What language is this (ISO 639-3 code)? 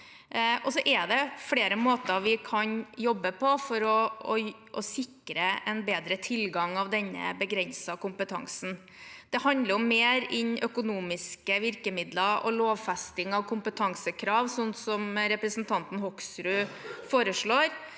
nor